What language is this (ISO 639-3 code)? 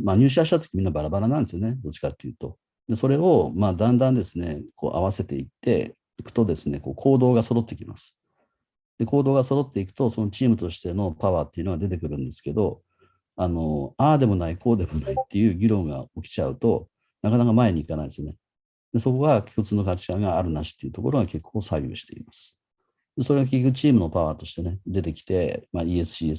jpn